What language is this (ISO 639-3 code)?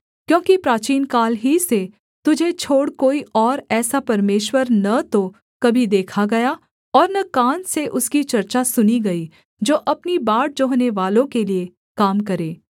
hin